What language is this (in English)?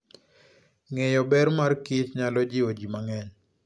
Luo (Kenya and Tanzania)